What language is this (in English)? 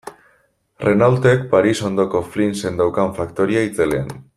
Basque